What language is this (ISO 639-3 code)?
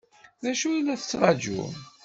kab